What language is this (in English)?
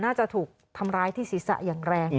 Thai